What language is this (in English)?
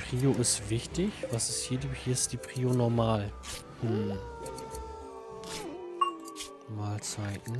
German